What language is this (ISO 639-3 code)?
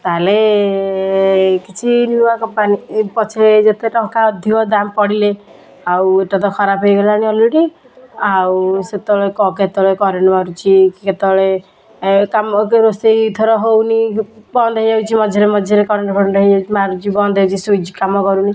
ori